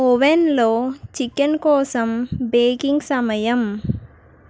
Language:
Telugu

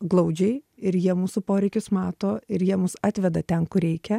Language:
Lithuanian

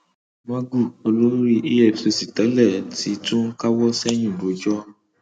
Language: Yoruba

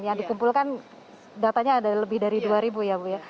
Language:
Indonesian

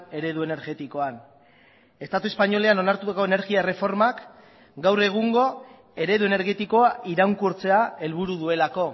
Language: Basque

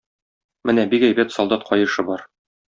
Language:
Tatar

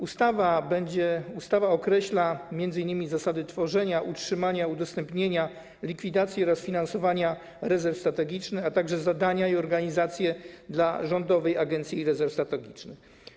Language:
Polish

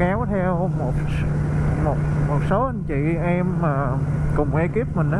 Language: Vietnamese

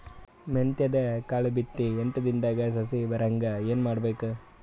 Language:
Kannada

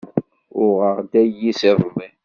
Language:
Kabyle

